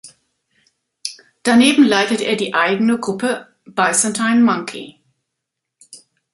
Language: German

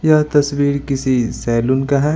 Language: Hindi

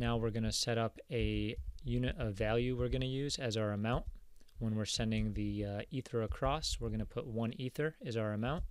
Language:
English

